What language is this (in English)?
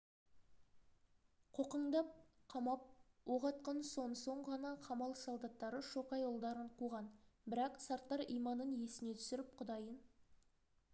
Kazakh